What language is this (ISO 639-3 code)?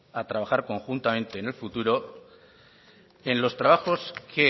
spa